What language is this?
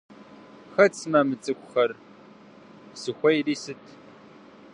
Kabardian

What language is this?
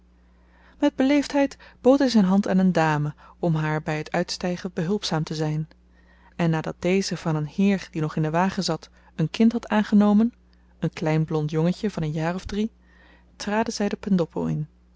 Dutch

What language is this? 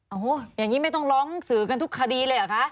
Thai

